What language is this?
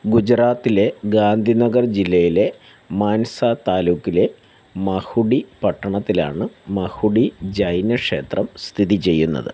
Malayalam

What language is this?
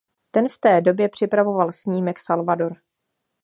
Czech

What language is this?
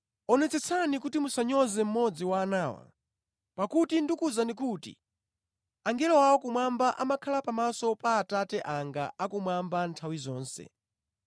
Nyanja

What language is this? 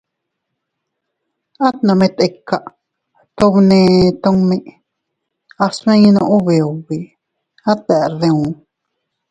Teutila Cuicatec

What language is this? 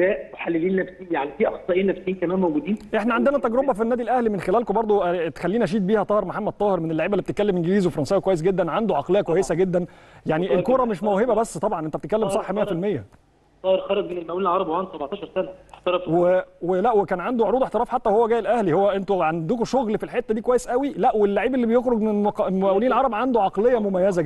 Arabic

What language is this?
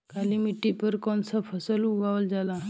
Bhojpuri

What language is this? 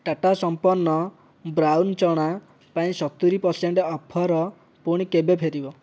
Odia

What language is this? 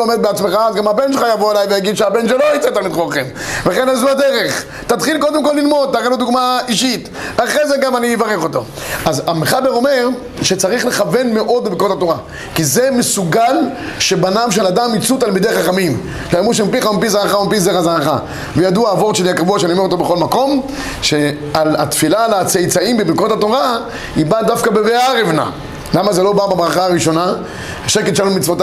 Hebrew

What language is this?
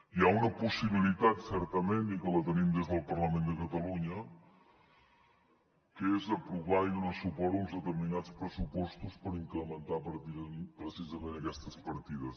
Catalan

